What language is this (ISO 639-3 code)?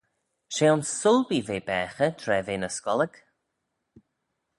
glv